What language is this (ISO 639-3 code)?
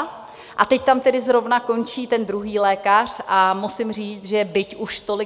ces